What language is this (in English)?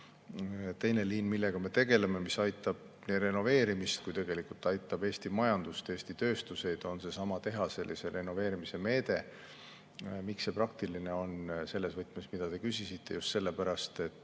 Estonian